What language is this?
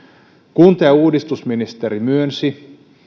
Finnish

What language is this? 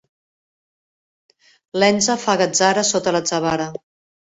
Catalan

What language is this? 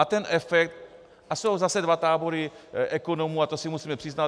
Czech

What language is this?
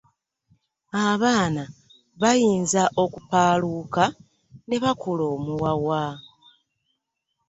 Ganda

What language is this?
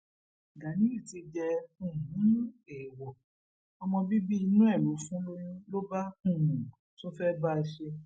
Yoruba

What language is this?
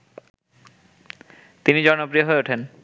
Bangla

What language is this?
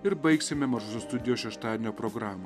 Lithuanian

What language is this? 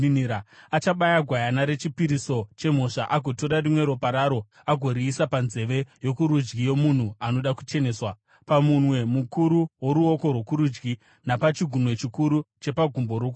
Shona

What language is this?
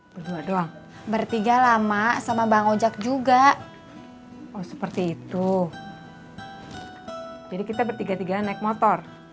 Indonesian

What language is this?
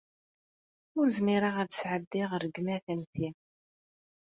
Kabyle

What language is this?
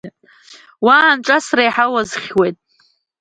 Abkhazian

